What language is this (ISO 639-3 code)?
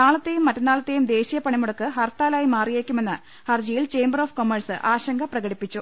mal